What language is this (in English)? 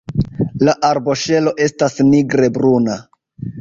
Esperanto